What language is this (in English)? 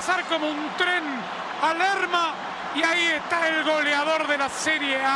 Spanish